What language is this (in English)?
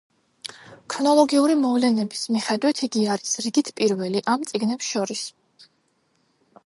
Georgian